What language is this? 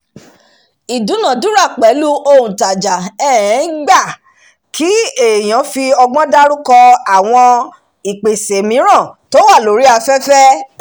Yoruba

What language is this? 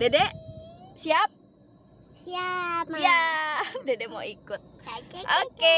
Indonesian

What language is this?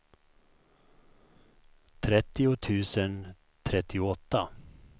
Swedish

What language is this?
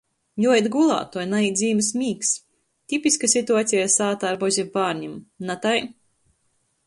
Latgalian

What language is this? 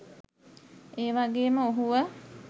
Sinhala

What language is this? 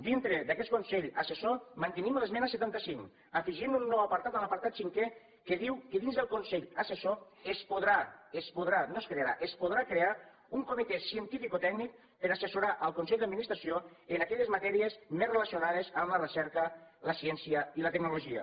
Catalan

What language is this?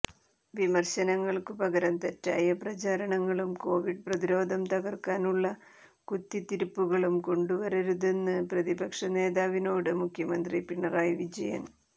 Malayalam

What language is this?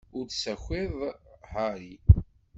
Kabyle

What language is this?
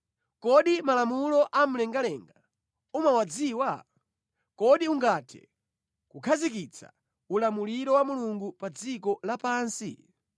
Nyanja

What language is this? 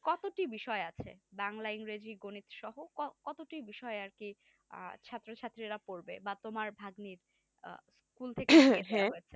Bangla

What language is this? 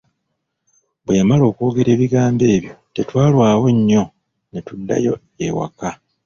Ganda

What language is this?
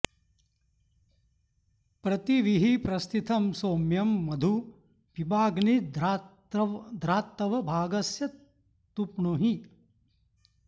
Sanskrit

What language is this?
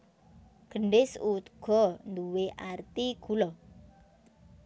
Javanese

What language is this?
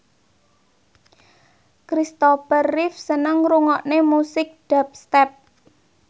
Javanese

